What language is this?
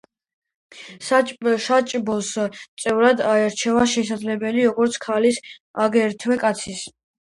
Georgian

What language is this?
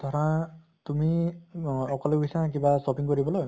Assamese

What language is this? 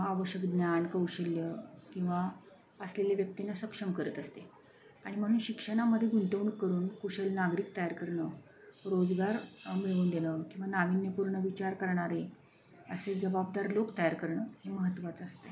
Marathi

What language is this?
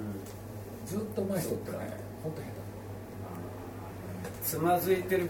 Japanese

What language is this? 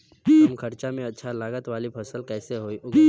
Bhojpuri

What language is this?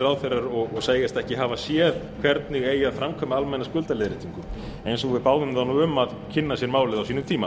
Icelandic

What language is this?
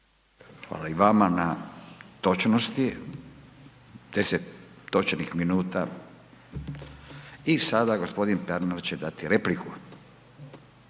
Croatian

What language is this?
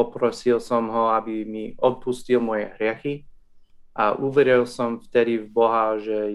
Czech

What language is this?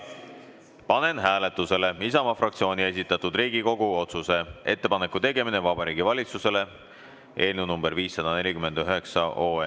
Estonian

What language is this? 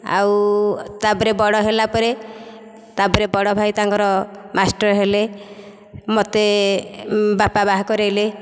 Odia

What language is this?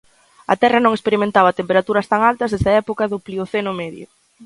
Galician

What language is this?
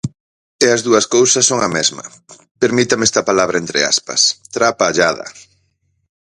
Galician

